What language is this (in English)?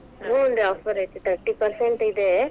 Kannada